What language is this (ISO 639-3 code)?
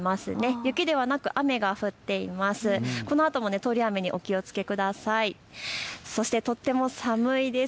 jpn